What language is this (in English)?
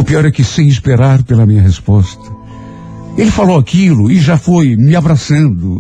Portuguese